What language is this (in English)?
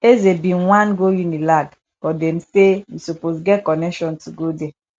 Nigerian Pidgin